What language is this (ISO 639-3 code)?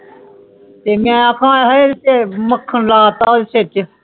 pan